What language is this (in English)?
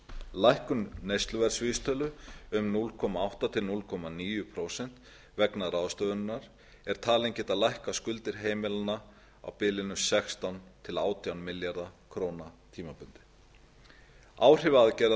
Icelandic